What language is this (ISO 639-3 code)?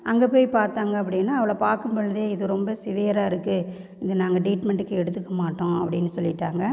tam